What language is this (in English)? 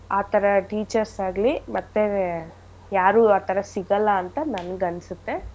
Kannada